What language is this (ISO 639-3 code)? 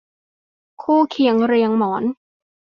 tha